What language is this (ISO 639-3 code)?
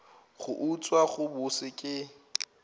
nso